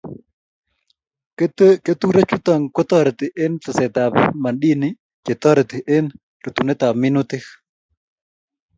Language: Kalenjin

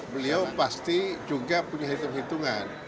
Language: Indonesian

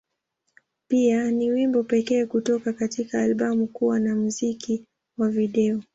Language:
Swahili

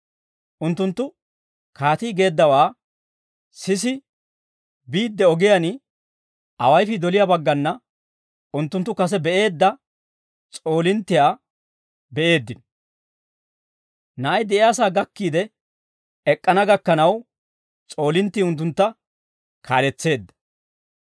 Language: Dawro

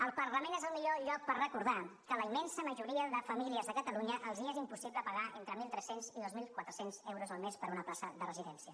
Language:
Catalan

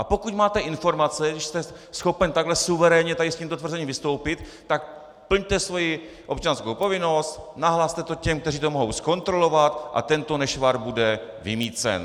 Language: Czech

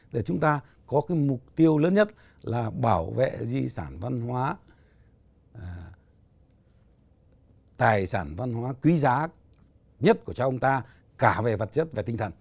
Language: Vietnamese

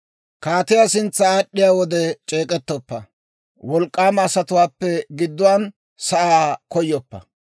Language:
Dawro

